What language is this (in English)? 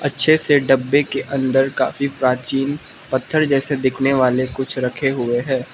Hindi